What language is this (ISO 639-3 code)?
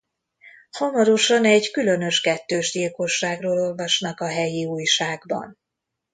hun